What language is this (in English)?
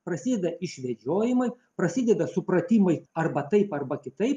Lithuanian